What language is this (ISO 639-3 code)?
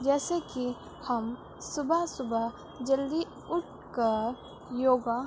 urd